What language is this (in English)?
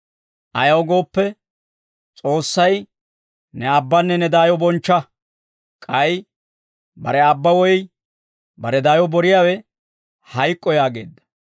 Dawro